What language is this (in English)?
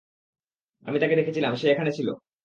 Bangla